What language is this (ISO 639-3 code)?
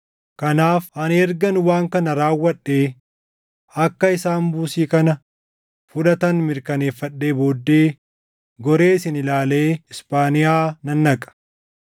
orm